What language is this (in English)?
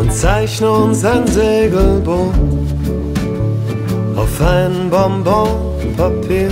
Dutch